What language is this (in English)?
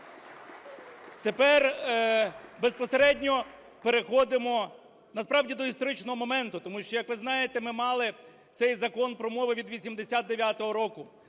Ukrainian